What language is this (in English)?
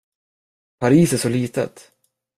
Swedish